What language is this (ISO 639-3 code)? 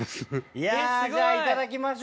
jpn